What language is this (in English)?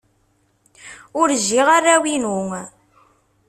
Kabyle